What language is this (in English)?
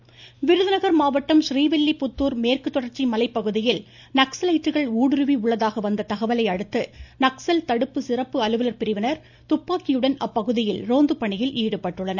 Tamil